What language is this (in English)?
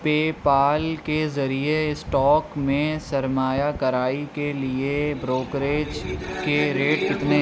Urdu